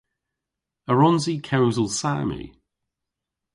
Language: Cornish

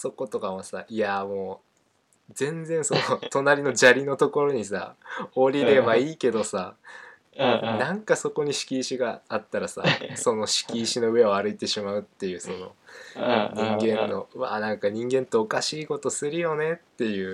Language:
Japanese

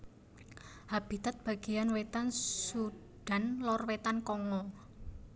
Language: Javanese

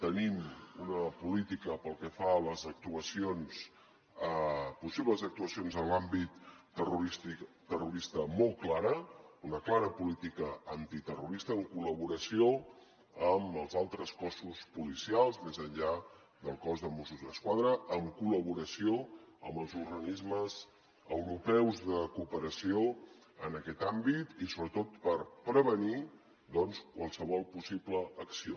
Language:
Catalan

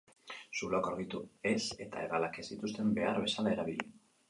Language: Basque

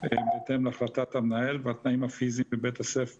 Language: Hebrew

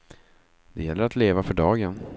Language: Swedish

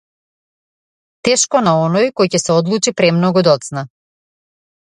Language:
Macedonian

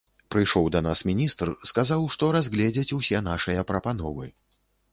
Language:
Belarusian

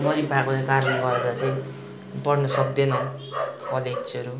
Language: Nepali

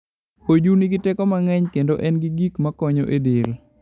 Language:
Luo (Kenya and Tanzania)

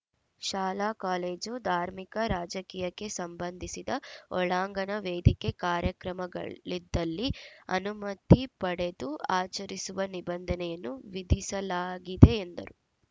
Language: Kannada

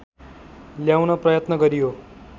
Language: Nepali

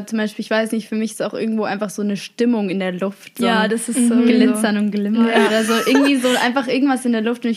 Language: German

